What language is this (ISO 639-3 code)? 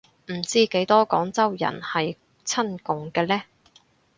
yue